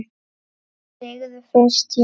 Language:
Icelandic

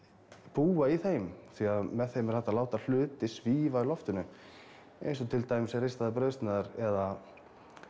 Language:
Icelandic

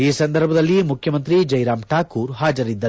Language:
Kannada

